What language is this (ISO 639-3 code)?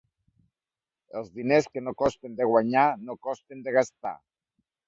cat